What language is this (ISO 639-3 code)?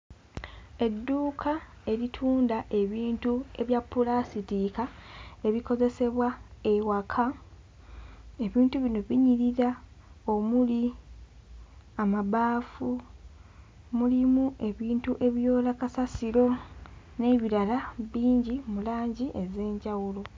lug